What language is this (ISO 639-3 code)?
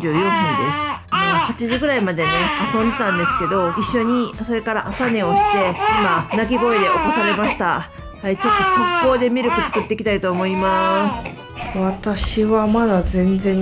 jpn